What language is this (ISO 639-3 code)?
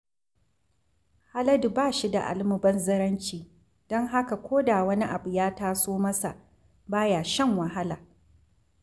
hau